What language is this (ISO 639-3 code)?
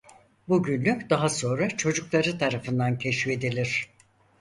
tur